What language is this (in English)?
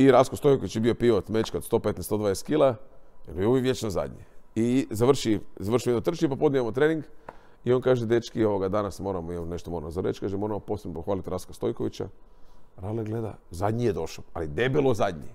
Croatian